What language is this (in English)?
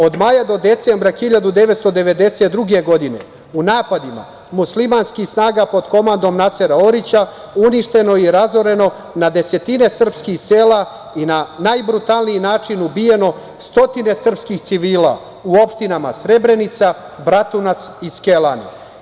Serbian